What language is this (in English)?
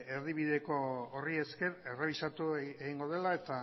Basque